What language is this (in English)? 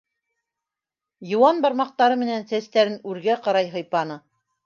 Bashkir